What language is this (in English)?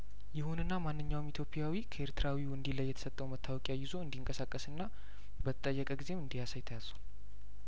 Amharic